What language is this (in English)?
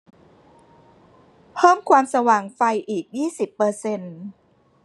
Thai